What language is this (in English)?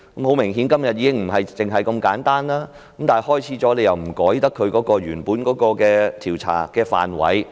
Cantonese